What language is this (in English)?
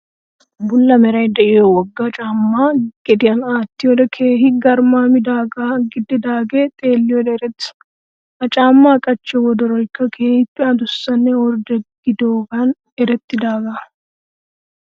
Wolaytta